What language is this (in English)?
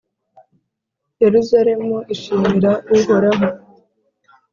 Kinyarwanda